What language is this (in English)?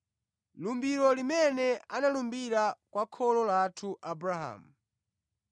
Nyanja